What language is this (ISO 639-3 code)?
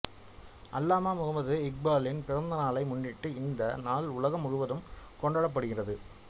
tam